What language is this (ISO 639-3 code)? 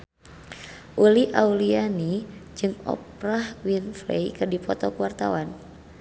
sun